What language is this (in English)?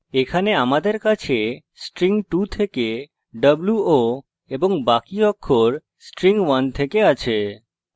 Bangla